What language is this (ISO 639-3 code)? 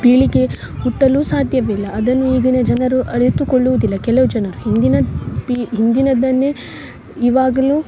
kan